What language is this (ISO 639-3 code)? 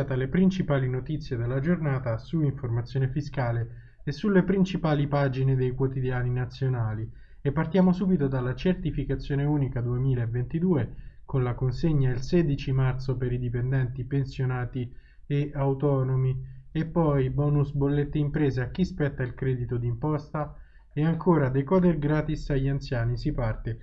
ita